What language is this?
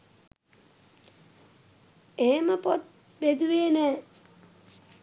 Sinhala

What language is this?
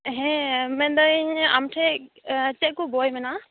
Santali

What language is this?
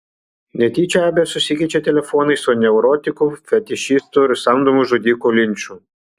Lithuanian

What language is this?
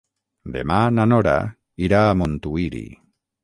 Catalan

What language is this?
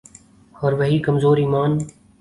Urdu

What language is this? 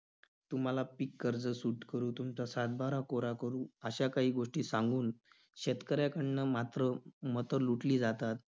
Marathi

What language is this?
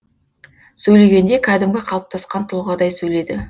Kazakh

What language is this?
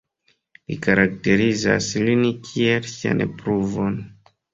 Esperanto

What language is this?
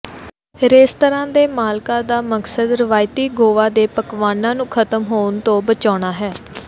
Punjabi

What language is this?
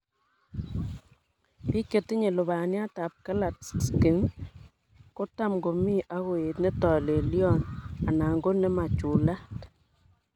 Kalenjin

